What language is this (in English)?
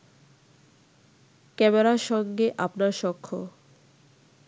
Bangla